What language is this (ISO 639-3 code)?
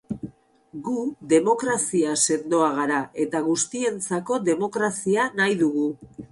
eus